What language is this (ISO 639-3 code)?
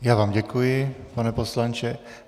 ces